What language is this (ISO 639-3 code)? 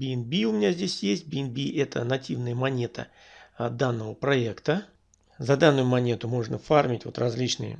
rus